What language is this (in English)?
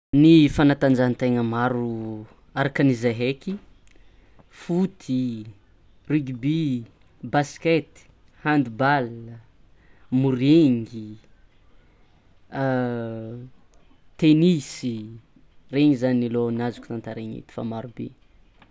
Tsimihety Malagasy